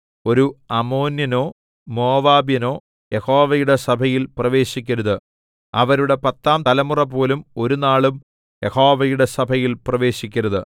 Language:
Malayalam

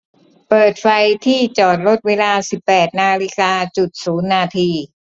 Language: Thai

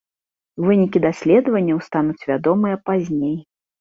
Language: Belarusian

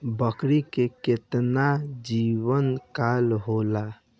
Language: Bhojpuri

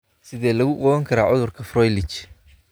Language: Somali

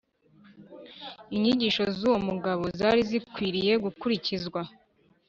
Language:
Kinyarwanda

